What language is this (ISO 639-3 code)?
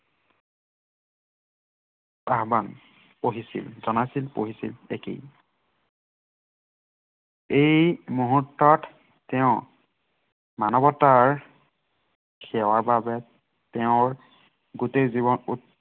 asm